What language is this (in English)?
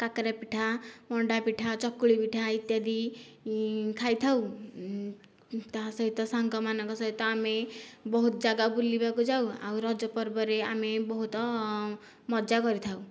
Odia